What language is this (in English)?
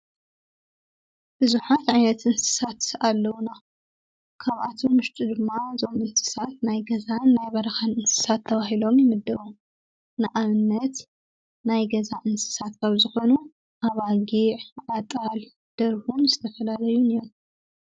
Tigrinya